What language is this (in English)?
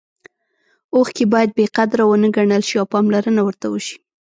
Pashto